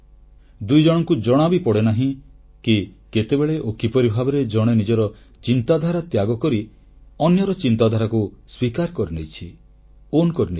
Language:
Odia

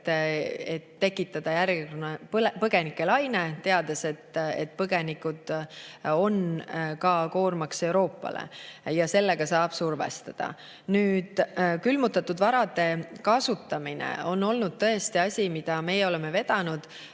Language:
Estonian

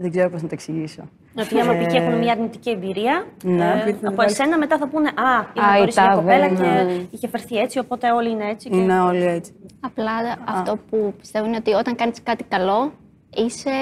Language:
Greek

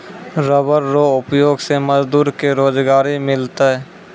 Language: Maithili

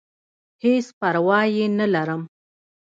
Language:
Pashto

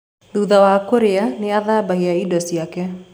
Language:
Kikuyu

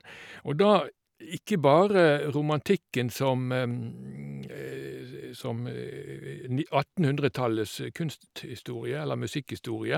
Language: Norwegian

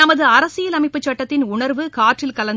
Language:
Tamil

